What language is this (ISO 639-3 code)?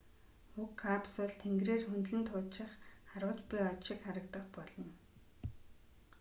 mon